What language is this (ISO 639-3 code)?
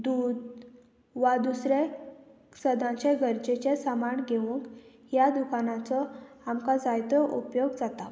kok